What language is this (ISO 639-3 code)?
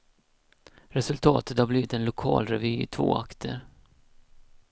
swe